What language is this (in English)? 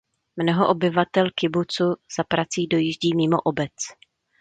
Czech